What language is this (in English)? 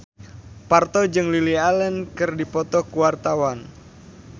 Sundanese